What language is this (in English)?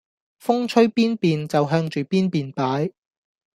Cantonese